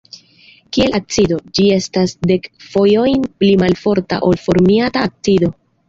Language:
Esperanto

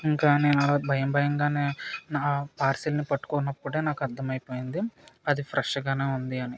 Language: Telugu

